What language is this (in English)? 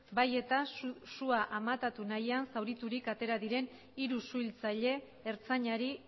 Basque